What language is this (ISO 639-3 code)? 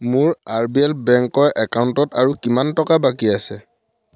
asm